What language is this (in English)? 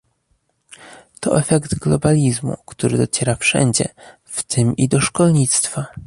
Polish